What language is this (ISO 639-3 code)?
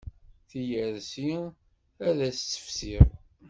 kab